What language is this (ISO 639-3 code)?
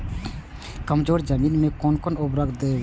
mai